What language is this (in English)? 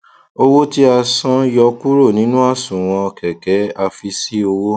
Yoruba